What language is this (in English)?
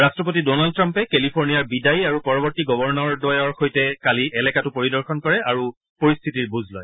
Assamese